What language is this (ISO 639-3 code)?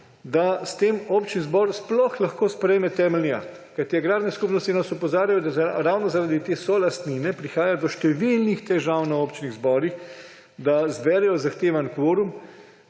slv